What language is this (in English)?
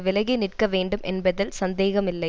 Tamil